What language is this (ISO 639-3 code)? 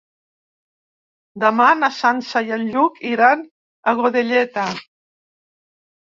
cat